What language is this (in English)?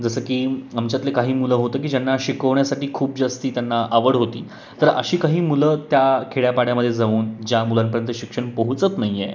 Marathi